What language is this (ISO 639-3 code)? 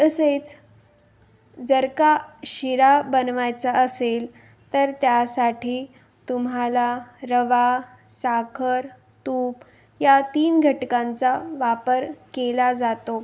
mar